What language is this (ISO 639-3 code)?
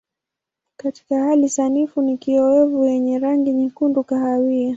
swa